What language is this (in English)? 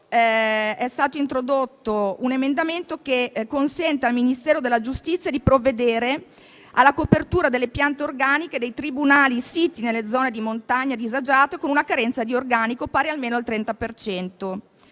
Italian